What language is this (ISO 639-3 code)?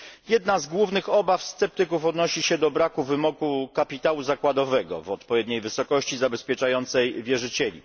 pol